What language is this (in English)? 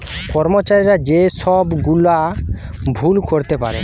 Bangla